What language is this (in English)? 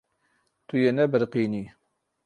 Kurdish